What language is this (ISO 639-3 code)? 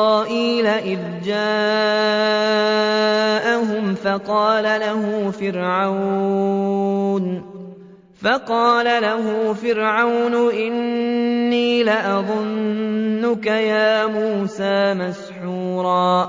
ara